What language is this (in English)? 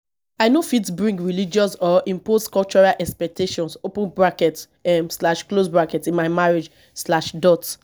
Nigerian Pidgin